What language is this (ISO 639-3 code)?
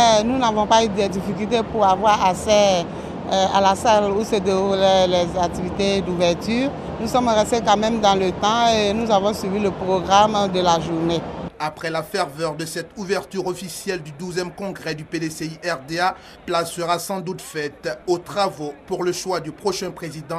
fra